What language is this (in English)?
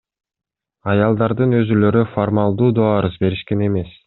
Kyrgyz